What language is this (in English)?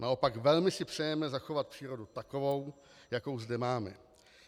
Czech